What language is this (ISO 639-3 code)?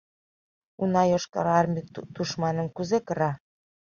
chm